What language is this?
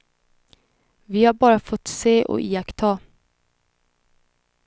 Swedish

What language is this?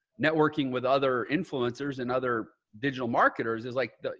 English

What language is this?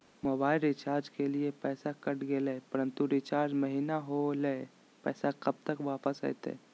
Magahi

